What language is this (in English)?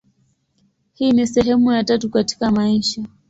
Swahili